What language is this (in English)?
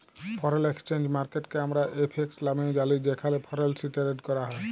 Bangla